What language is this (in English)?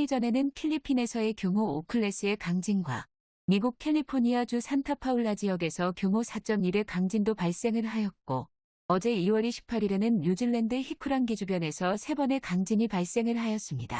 Korean